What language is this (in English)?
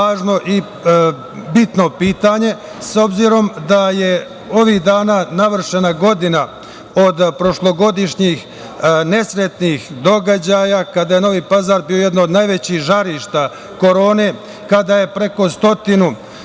Serbian